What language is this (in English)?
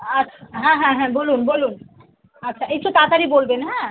Bangla